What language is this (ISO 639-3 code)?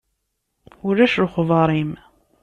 kab